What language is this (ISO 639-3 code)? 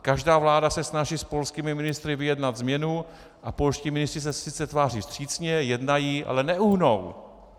ces